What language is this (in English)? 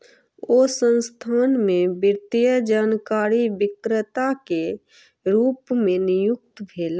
Maithili